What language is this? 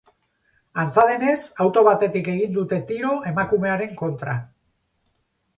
Basque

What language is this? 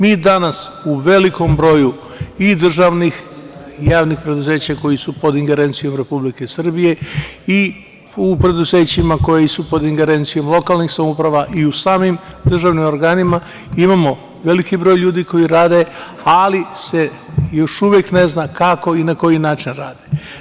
Serbian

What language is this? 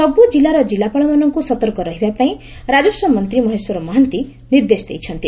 Odia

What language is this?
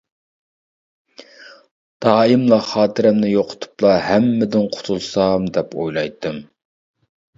Uyghur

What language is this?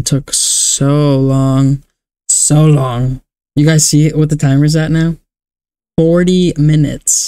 English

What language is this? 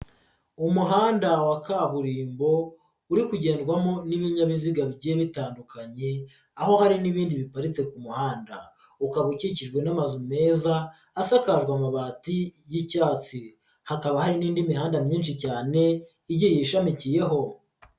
Kinyarwanda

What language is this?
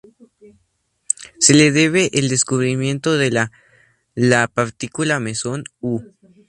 Spanish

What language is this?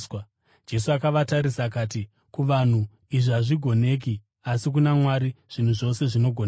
Shona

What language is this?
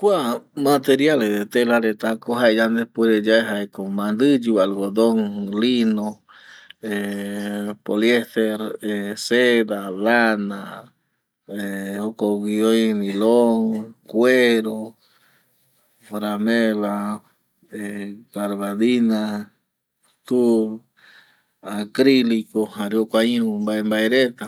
Eastern Bolivian Guaraní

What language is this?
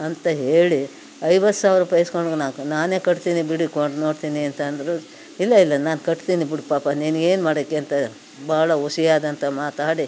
Kannada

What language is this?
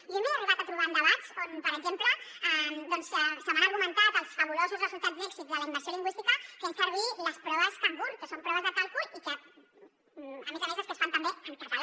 Catalan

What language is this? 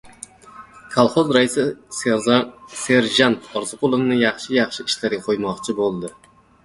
Uzbek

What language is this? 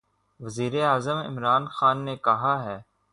Urdu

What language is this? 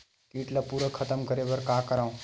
Chhattisgarhi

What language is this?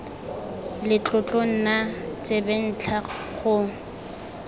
Tswana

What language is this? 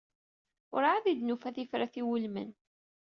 Kabyle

